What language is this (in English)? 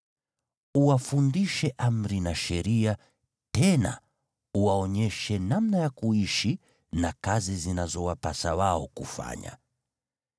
Swahili